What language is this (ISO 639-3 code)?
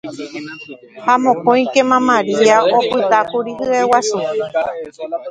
grn